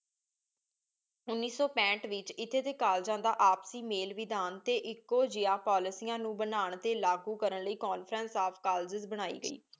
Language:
Punjabi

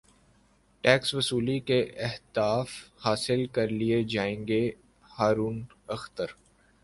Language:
Urdu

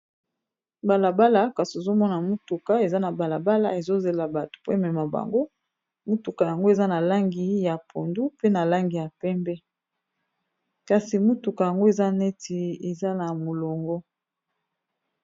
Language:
Lingala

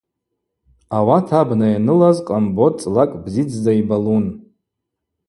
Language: Abaza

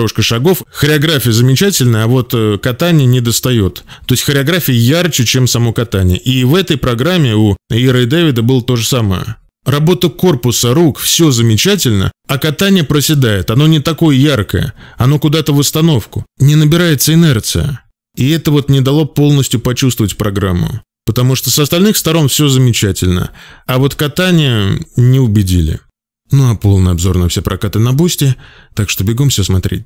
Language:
Russian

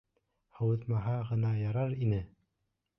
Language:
Bashkir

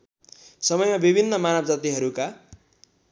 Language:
Nepali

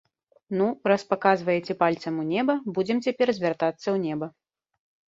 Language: Belarusian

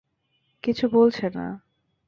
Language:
Bangla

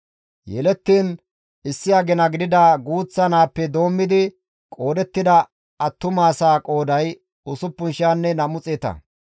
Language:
Gamo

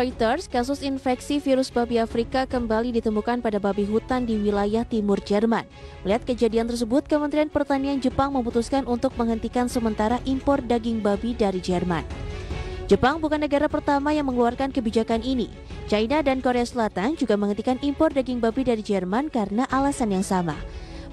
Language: Indonesian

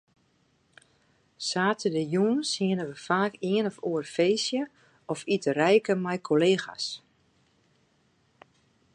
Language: Western Frisian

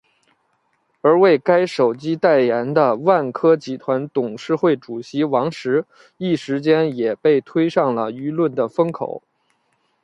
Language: Chinese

